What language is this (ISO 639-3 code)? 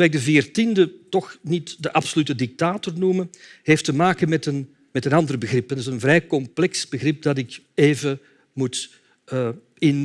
nld